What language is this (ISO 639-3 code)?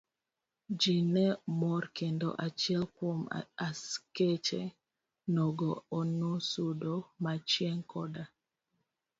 luo